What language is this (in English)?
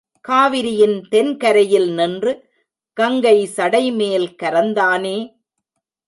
Tamil